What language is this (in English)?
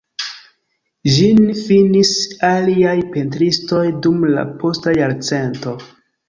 Esperanto